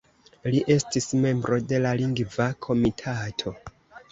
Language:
Esperanto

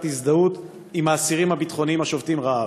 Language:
Hebrew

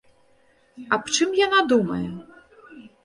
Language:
Belarusian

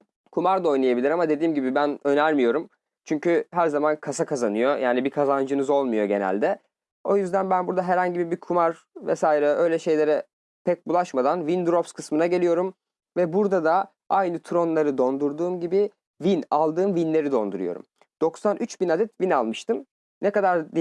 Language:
Turkish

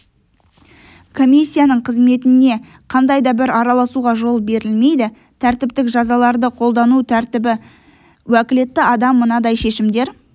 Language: Kazakh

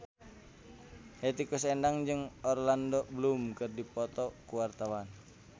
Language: Sundanese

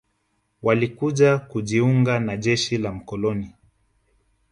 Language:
Swahili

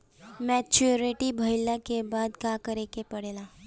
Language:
Bhojpuri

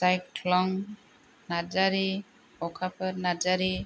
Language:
Bodo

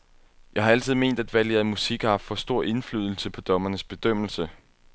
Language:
Danish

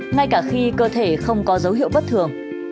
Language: Vietnamese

